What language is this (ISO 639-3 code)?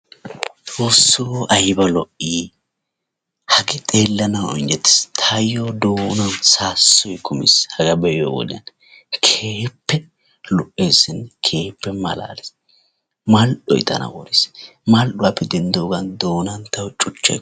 wal